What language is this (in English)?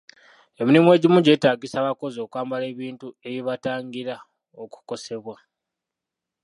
Ganda